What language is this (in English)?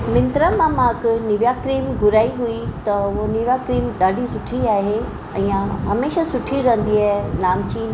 Sindhi